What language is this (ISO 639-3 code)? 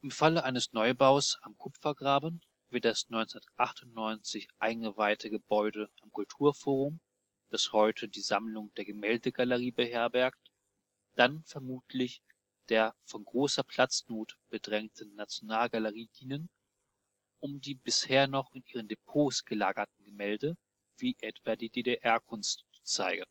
deu